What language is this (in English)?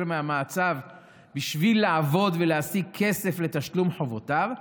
Hebrew